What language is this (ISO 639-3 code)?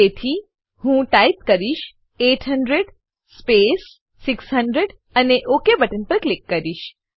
guj